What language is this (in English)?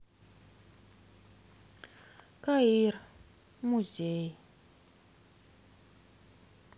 Russian